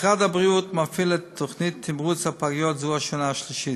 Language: Hebrew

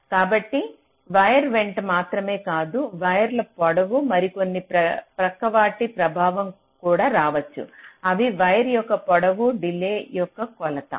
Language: Telugu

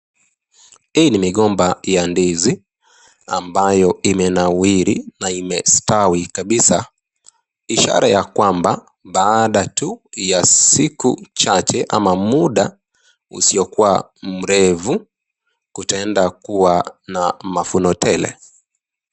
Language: Swahili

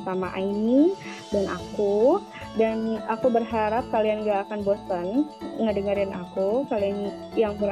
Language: Indonesian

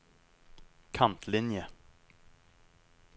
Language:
Norwegian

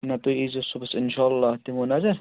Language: Kashmiri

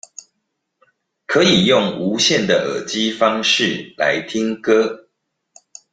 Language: Chinese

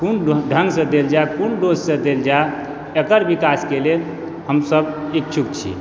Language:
Maithili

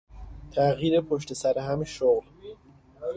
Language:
Persian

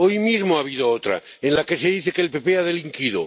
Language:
Spanish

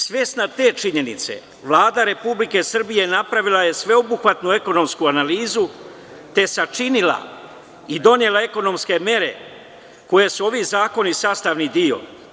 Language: Serbian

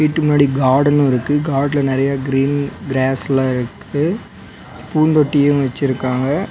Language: Tamil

